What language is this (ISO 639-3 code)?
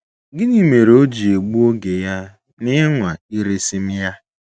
ibo